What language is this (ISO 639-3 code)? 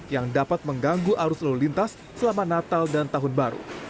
ind